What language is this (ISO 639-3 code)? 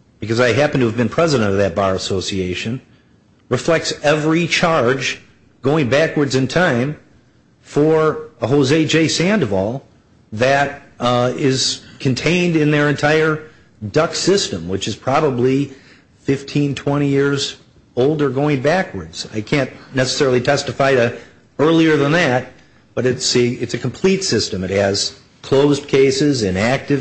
eng